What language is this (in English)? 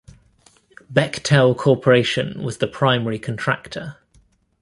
English